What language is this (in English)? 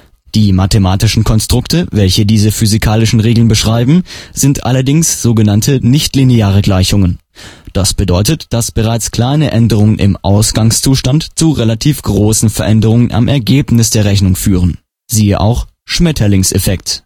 German